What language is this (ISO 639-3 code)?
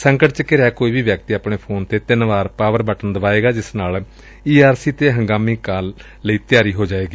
pan